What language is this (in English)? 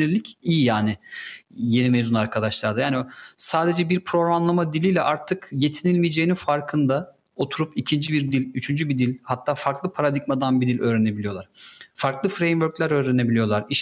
Turkish